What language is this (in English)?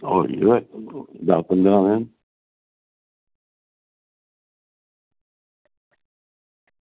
Dogri